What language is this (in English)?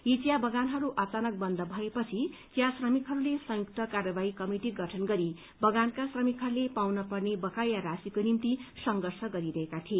Nepali